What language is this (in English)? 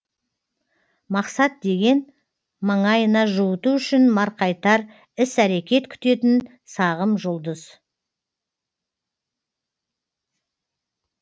Kazakh